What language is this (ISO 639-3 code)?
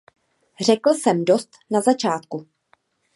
ces